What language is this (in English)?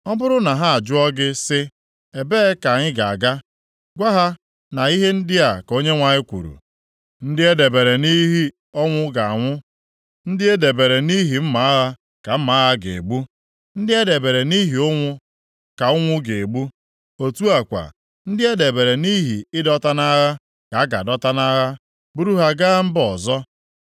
Igbo